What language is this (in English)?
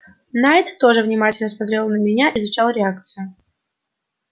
Russian